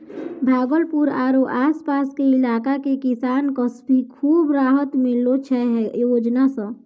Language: Maithili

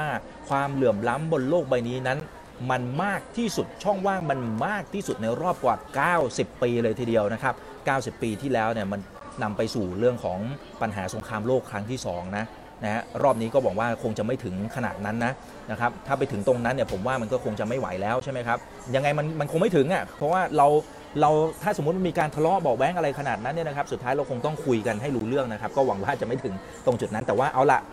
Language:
Thai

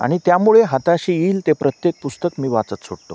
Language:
Marathi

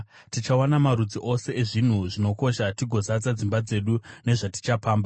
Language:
Shona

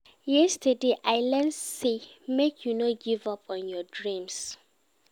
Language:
Nigerian Pidgin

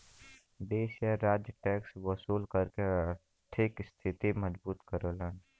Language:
Bhojpuri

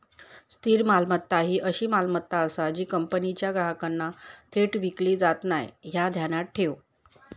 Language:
Marathi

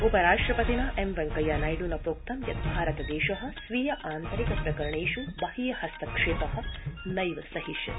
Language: Sanskrit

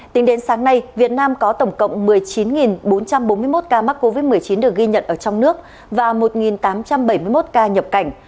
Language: Vietnamese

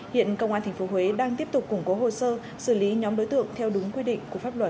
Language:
Vietnamese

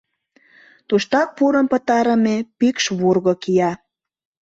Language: Mari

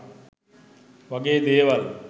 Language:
Sinhala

